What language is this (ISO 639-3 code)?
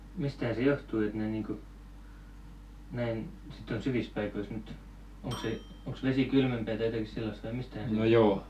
fin